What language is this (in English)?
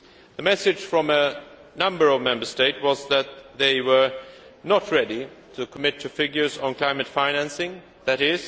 English